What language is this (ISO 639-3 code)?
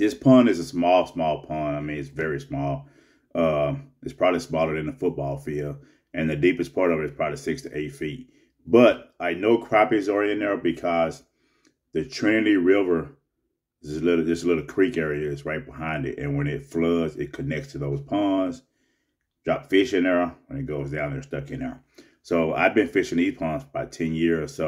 eng